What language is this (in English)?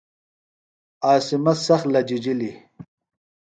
Phalura